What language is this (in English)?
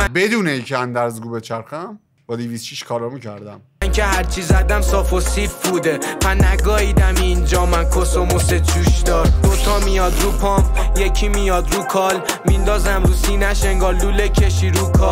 Persian